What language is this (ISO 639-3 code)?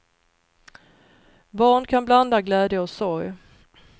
swe